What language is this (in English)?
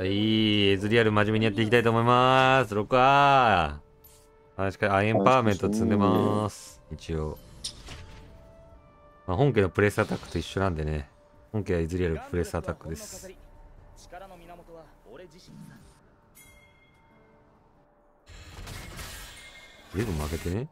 Japanese